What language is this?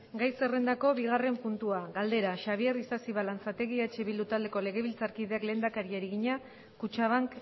Basque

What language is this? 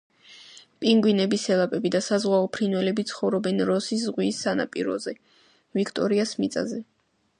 Georgian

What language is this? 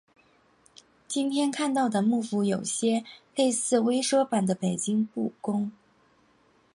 Chinese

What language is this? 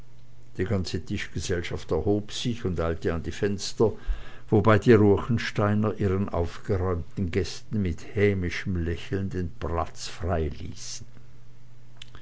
German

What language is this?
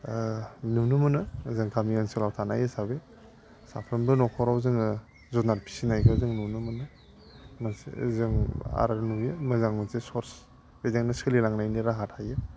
Bodo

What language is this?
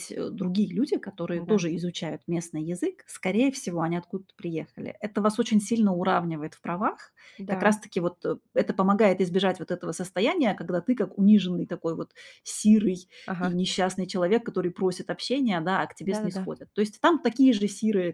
Russian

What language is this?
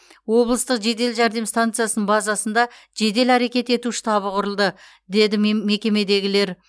Kazakh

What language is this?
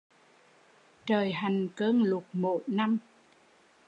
Vietnamese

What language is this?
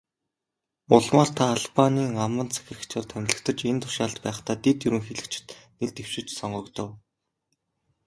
Mongolian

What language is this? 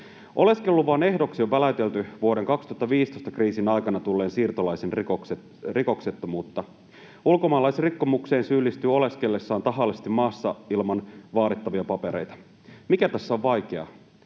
Finnish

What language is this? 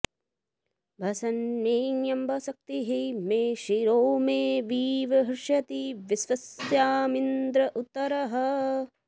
Sanskrit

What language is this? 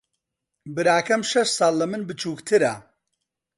Central Kurdish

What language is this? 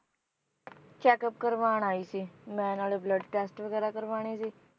Punjabi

